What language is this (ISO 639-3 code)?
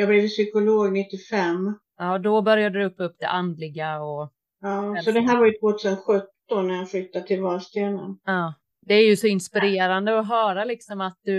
swe